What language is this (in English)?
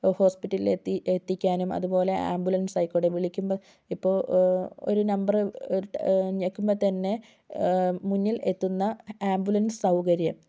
Malayalam